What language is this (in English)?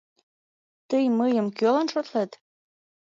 Mari